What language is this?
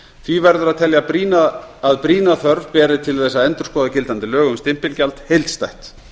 Icelandic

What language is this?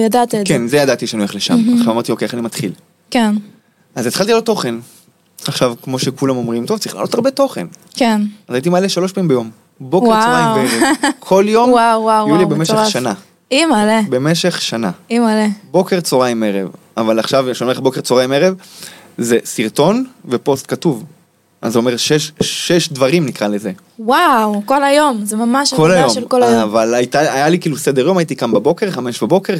Hebrew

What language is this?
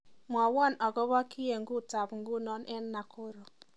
Kalenjin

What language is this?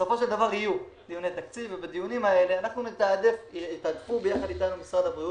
Hebrew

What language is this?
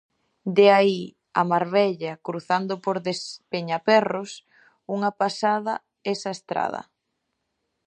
Galician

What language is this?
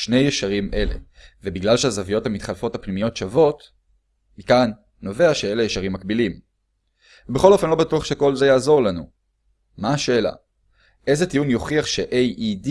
Hebrew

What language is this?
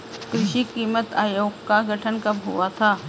Hindi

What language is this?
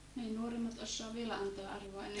Finnish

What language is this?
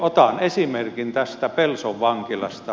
Finnish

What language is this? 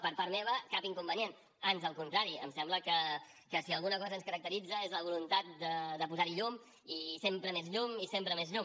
Catalan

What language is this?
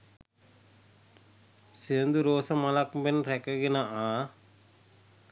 Sinhala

